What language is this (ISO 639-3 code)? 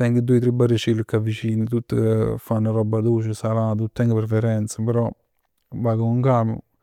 nap